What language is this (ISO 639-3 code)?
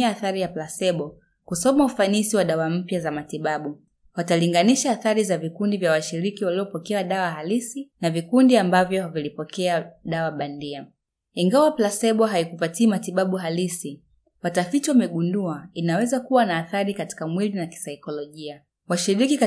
swa